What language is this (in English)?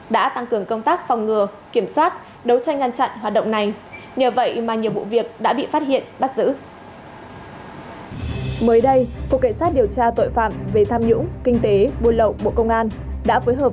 Vietnamese